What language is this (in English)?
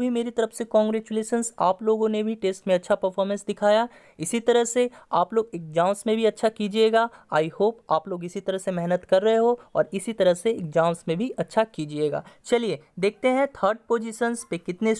Hindi